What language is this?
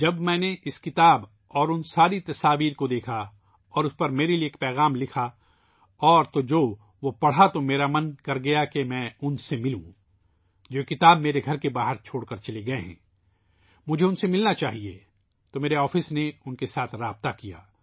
Urdu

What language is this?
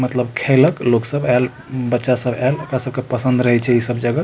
Maithili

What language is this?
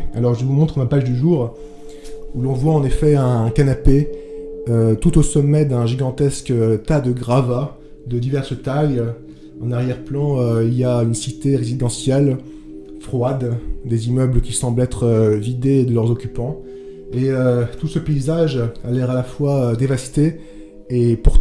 French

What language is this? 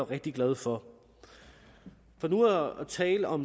Danish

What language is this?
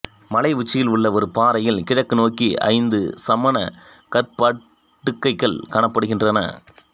Tamil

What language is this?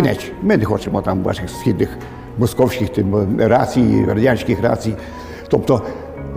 Ukrainian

